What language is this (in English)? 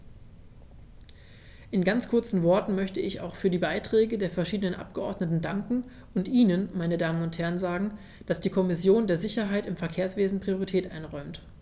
German